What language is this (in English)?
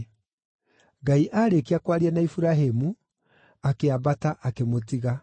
Kikuyu